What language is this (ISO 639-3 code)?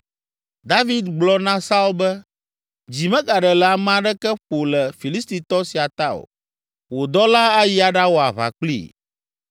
ewe